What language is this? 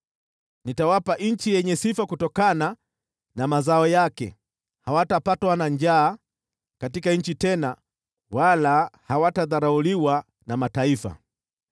Swahili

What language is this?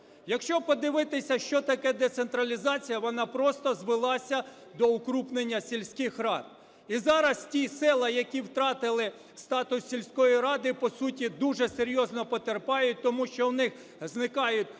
Ukrainian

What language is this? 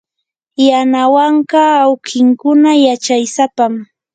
Yanahuanca Pasco Quechua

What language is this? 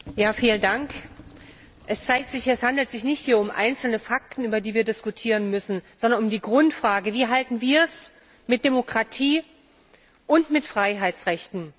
German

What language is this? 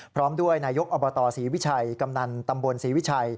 Thai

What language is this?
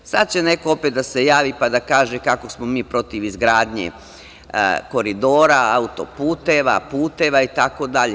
Serbian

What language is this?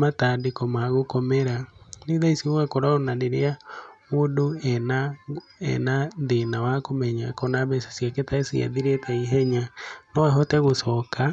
Kikuyu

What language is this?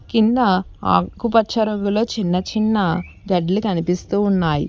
Telugu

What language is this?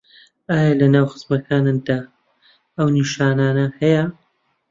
Central Kurdish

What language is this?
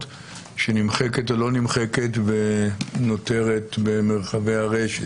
Hebrew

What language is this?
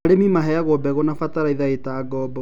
Kikuyu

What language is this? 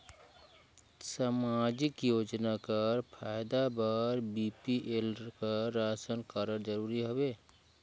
Chhattisgarhi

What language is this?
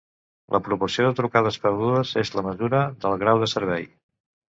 Catalan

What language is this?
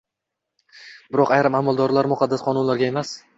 Uzbek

